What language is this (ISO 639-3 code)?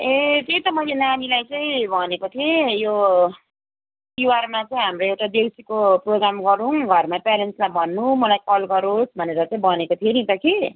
nep